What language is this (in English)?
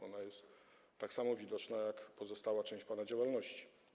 Polish